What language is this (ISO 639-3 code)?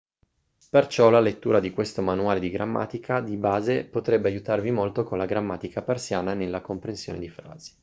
ita